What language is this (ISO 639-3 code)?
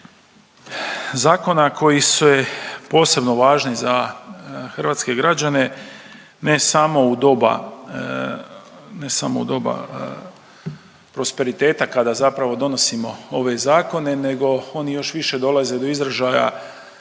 hrv